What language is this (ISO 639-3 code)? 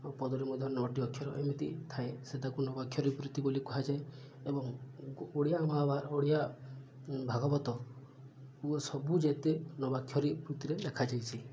ori